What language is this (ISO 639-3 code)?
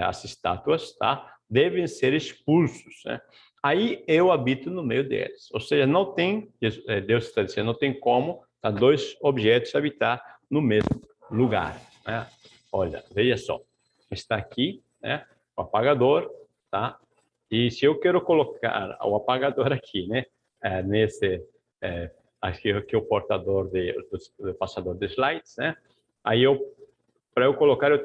por